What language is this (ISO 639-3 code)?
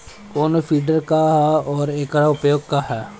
bho